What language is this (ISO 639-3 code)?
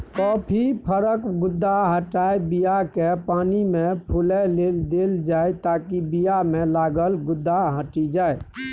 mai